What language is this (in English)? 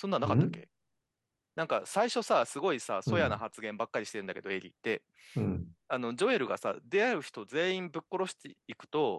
Japanese